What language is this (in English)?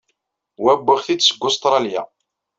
Kabyle